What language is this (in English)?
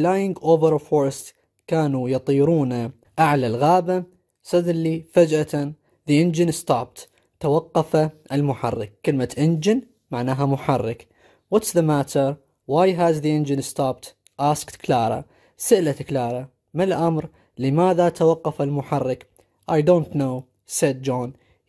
Arabic